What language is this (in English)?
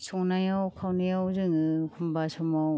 Bodo